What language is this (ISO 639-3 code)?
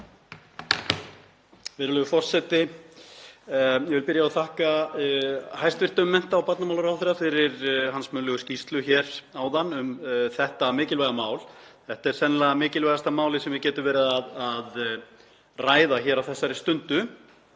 isl